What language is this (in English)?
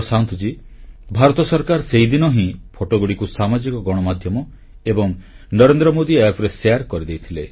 Odia